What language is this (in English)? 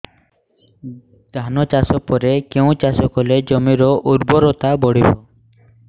Odia